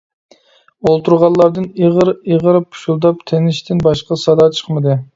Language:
Uyghur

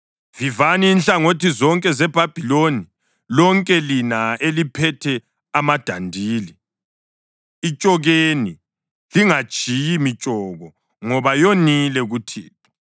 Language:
North Ndebele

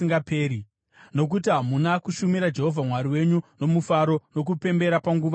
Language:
Shona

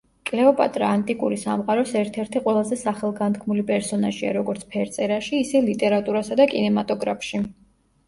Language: Georgian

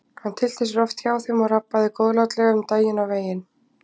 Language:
Icelandic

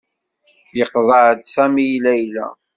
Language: Kabyle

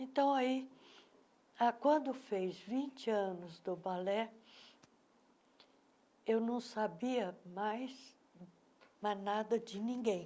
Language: Portuguese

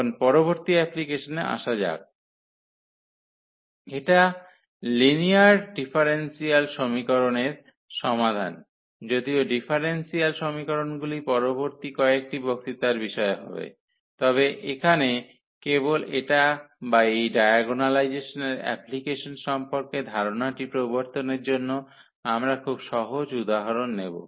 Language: Bangla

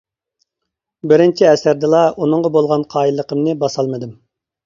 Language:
Uyghur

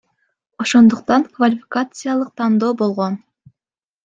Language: Kyrgyz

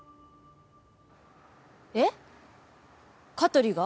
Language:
Japanese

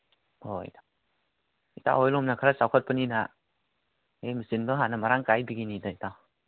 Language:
Manipuri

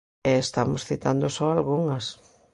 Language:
Galician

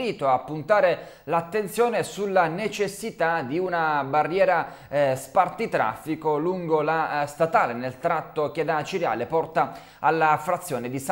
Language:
Italian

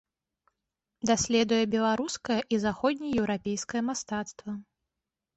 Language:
Belarusian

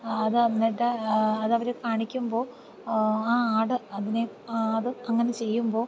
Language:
Malayalam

